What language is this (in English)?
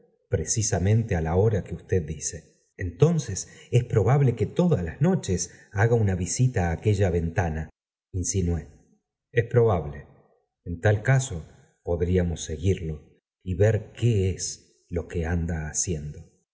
Spanish